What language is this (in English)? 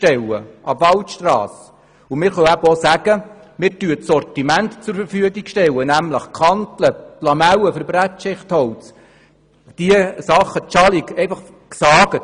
Swiss German